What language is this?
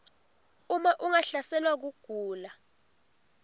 Swati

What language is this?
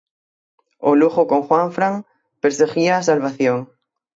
Galician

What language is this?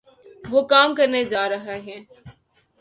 Urdu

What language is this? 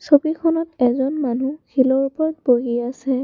Assamese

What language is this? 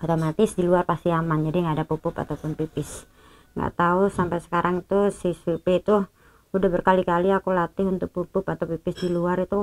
Indonesian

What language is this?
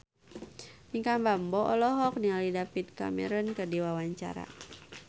Sundanese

